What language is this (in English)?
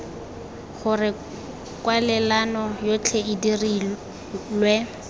Tswana